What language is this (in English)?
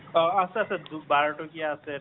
Assamese